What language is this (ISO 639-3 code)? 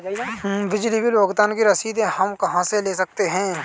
hin